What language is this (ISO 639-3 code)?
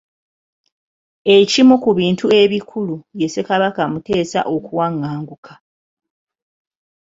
lug